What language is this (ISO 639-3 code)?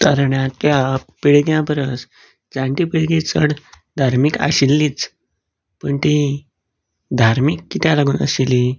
kok